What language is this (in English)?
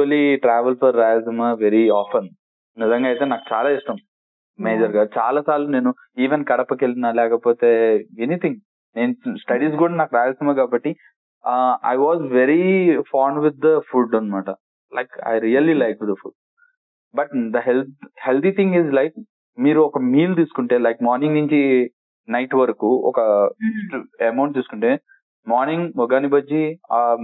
Telugu